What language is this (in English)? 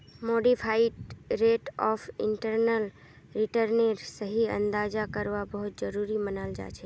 Magahi